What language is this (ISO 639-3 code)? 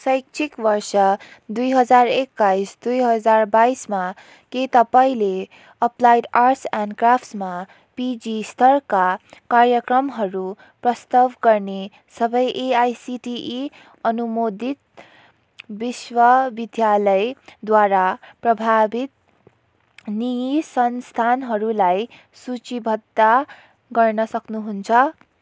nep